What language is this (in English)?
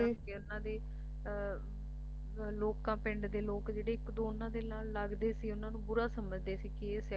Punjabi